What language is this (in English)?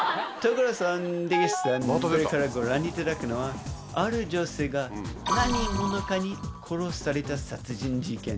Japanese